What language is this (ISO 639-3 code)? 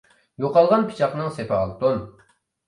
uig